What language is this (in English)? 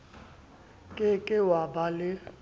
Southern Sotho